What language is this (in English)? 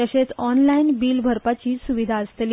Konkani